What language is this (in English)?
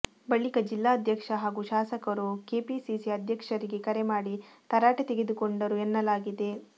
Kannada